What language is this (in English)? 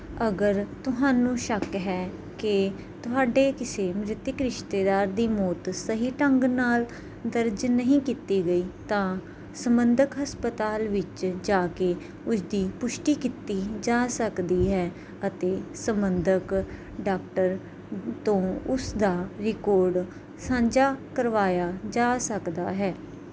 Punjabi